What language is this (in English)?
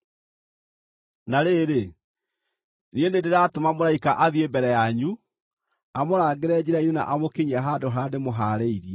Kikuyu